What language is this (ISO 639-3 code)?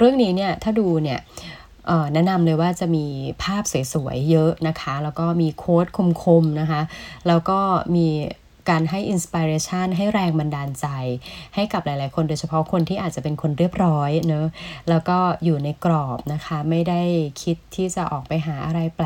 tha